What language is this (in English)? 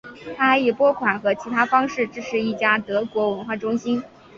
Chinese